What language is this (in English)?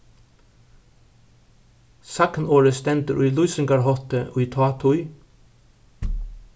Faroese